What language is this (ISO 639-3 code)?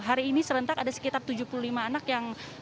ind